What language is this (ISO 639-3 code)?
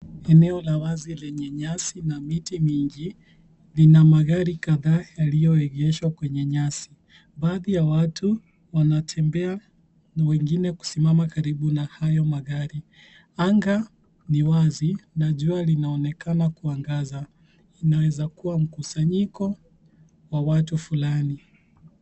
swa